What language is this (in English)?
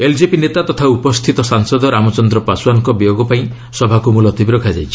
Odia